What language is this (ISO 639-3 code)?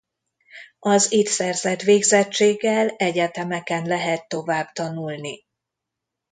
hun